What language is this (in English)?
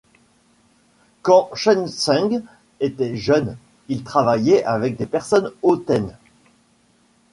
French